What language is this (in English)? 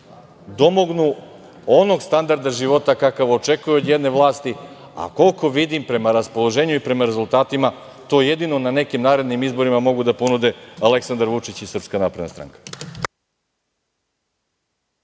Serbian